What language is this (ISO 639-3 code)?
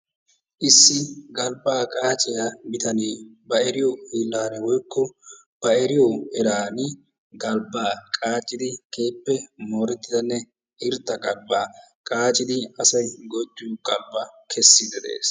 wal